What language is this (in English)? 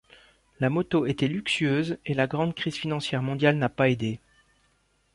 French